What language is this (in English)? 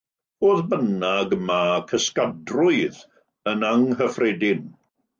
Welsh